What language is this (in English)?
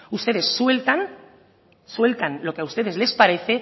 Spanish